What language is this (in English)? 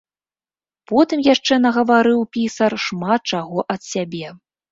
Belarusian